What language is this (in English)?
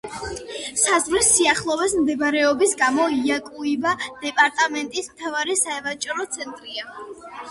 Georgian